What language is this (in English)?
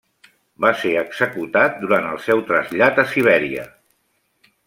Catalan